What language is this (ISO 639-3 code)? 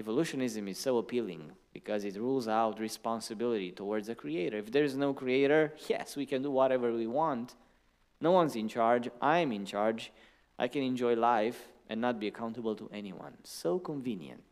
ron